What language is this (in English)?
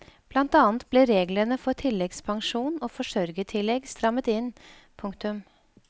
Norwegian